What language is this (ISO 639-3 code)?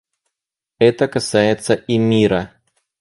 rus